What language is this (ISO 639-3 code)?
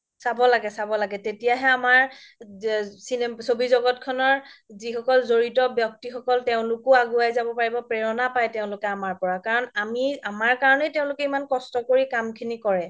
asm